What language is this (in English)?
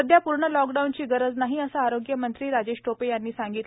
Marathi